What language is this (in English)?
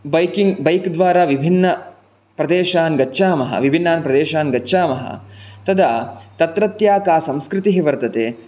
Sanskrit